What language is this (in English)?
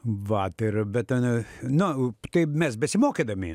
Lithuanian